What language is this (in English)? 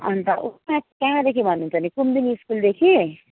Nepali